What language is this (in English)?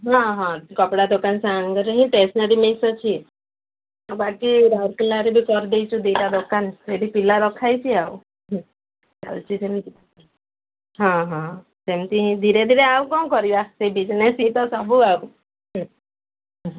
Odia